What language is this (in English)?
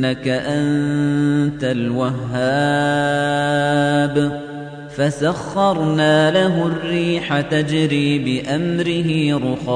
Arabic